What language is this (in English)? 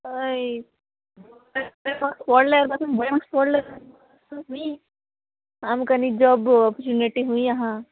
Konkani